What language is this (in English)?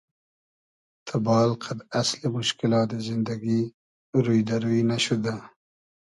Hazaragi